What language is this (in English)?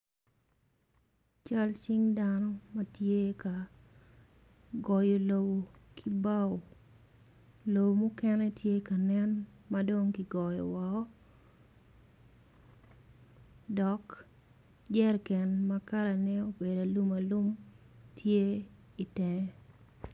Acoli